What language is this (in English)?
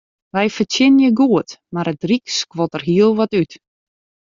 Western Frisian